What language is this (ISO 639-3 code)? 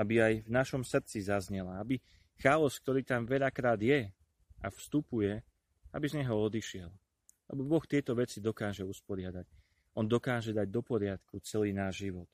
slk